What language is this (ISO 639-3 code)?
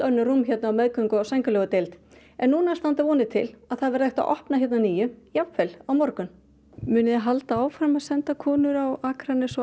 isl